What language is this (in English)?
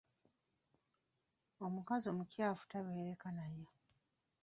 Ganda